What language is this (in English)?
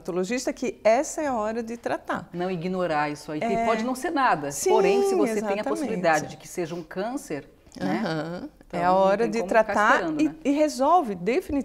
Portuguese